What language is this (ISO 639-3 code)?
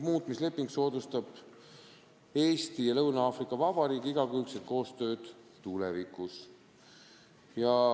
est